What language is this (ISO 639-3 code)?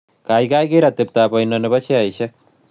kln